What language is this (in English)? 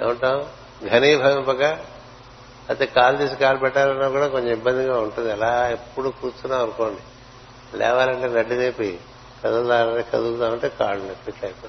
Telugu